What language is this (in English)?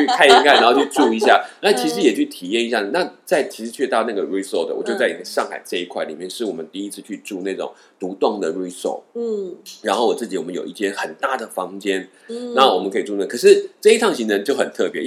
Chinese